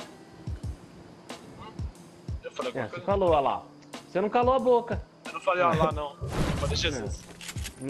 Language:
Portuguese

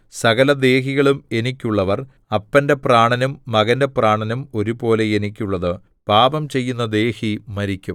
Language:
Malayalam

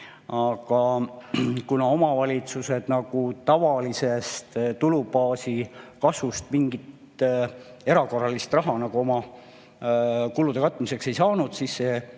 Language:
Estonian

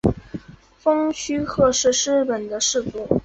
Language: Chinese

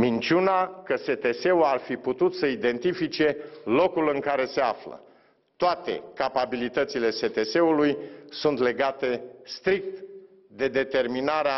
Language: Romanian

